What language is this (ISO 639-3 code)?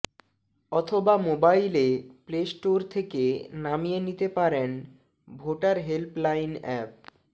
ben